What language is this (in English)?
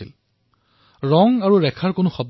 Assamese